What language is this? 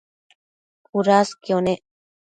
Matsés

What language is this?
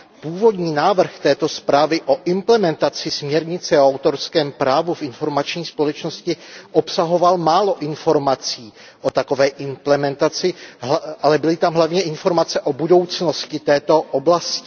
Czech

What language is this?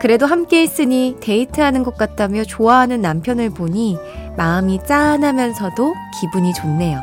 Korean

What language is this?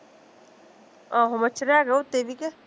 Punjabi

